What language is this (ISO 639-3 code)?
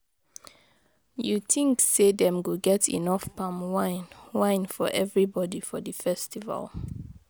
pcm